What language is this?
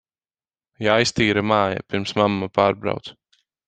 Latvian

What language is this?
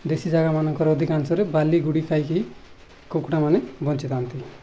Odia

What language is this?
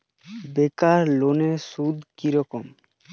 Bangla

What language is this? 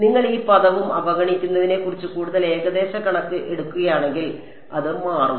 Malayalam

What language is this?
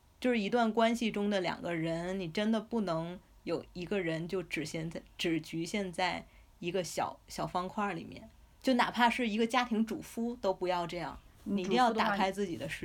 Chinese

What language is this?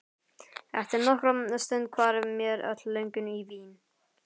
Icelandic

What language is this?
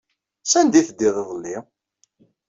Kabyle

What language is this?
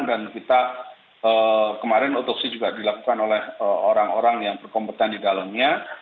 Indonesian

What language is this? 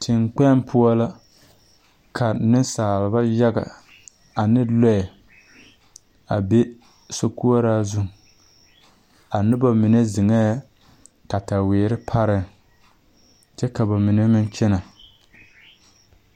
Southern Dagaare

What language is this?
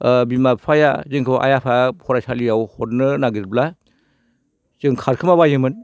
Bodo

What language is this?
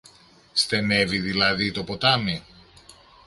Greek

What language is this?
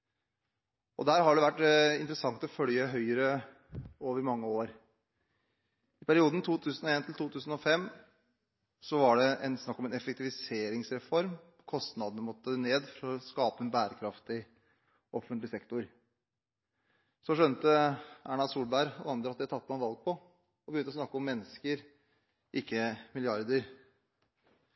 Norwegian Bokmål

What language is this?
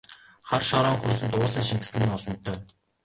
Mongolian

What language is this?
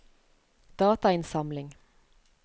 Norwegian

